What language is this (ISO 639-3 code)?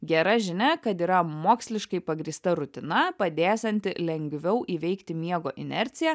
lit